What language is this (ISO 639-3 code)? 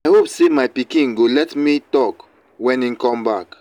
pcm